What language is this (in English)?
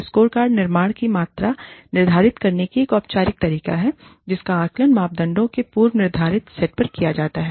Hindi